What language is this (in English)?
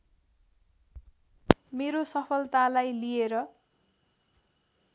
Nepali